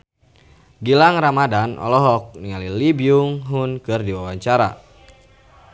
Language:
Sundanese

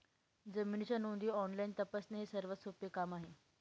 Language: Marathi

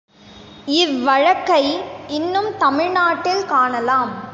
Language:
Tamil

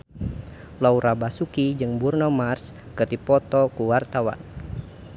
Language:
Sundanese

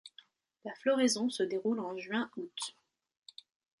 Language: French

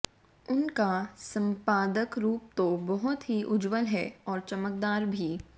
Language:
Hindi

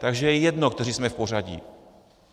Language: Czech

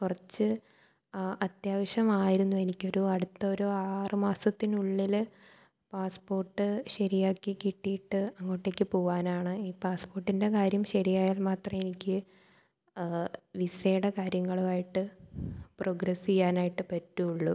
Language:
Malayalam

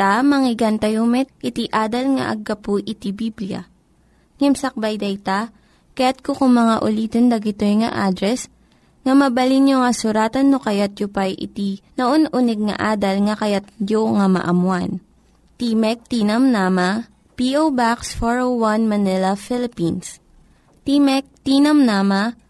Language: Filipino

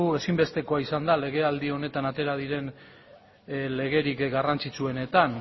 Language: Basque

